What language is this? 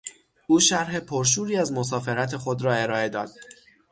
Persian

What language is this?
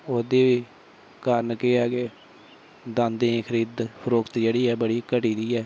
Dogri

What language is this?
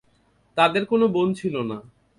Bangla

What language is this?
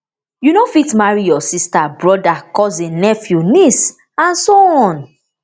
Nigerian Pidgin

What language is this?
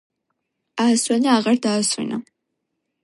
Georgian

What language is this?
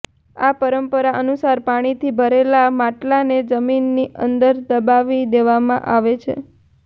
Gujarati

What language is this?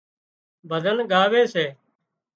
Wadiyara Koli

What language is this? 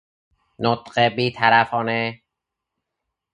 Persian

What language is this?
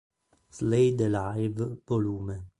Italian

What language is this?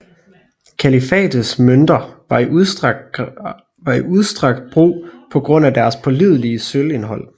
Danish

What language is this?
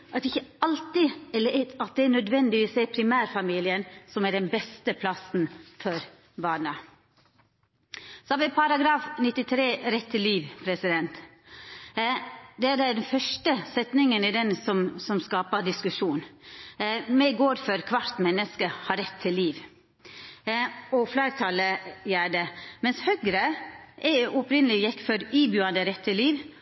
Norwegian Nynorsk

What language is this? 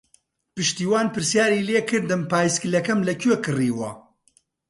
Central Kurdish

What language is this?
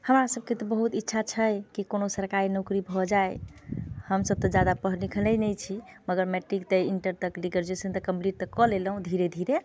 Maithili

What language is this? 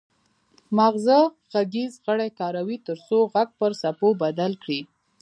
Pashto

